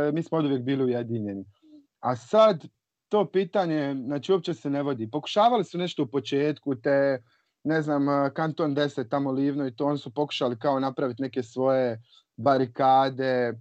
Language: Croatian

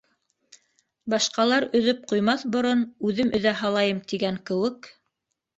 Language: Bashkir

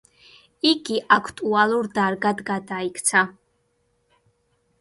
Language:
Georgian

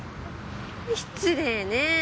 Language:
Japanese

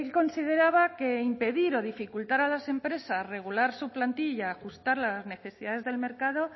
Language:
Spanish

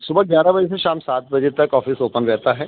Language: Urdu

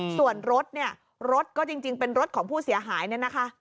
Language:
Thai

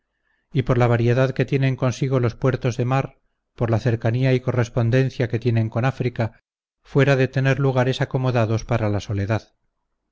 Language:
Spanish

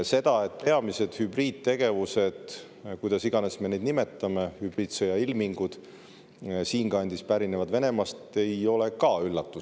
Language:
Estonian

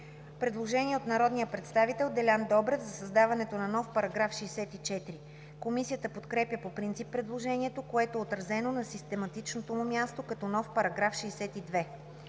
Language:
Bulgarian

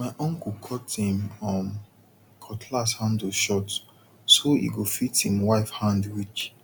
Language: Nigerian Pidgin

